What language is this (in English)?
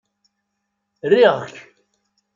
Kabyle